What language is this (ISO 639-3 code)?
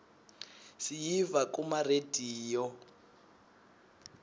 ssw